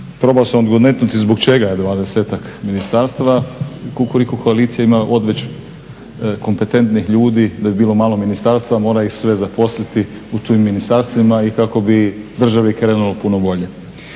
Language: Croatian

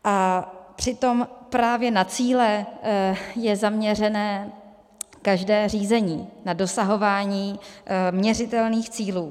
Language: Czech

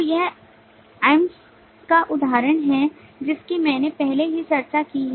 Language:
Hindi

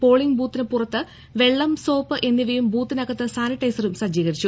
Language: Malayalam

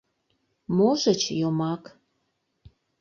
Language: Mari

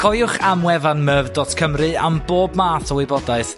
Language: Welsh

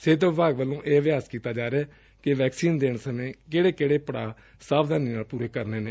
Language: Punjabi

